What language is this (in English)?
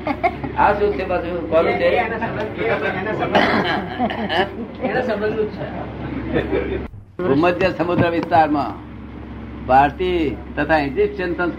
Gujarati